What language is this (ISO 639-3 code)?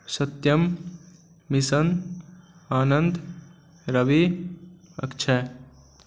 mai